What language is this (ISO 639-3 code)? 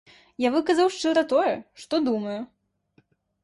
bel